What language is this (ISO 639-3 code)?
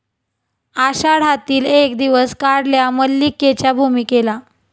mar